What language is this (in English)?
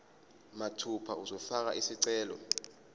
Zulu